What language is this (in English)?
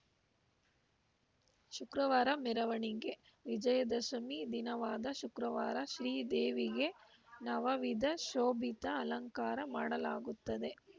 Kannada